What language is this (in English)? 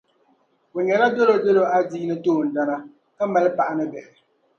Dagbani